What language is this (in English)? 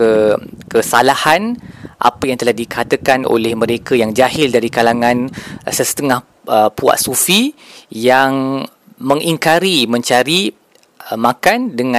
Malay